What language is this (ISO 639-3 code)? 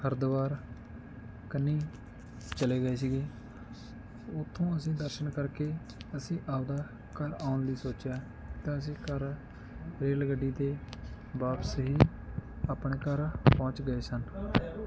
pan